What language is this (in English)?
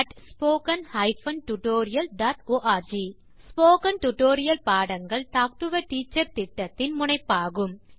Tamil